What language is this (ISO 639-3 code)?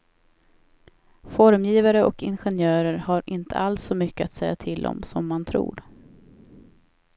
swe